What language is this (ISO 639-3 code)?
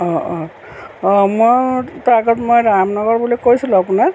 asm